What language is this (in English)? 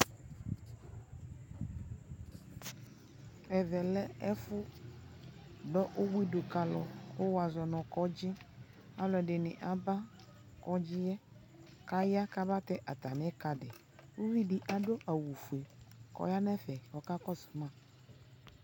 Ikposo